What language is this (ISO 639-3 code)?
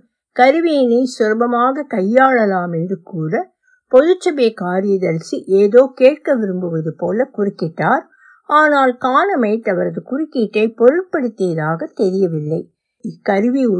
tam